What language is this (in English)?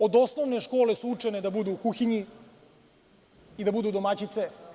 Serbian